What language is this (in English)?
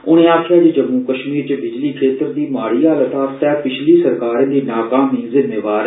Dogri